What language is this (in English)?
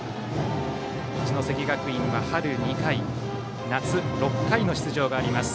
Japanese